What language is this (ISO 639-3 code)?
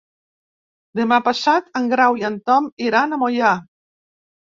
cat